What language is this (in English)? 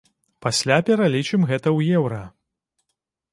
Belarusian